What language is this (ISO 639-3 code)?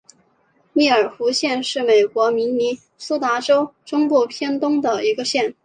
zho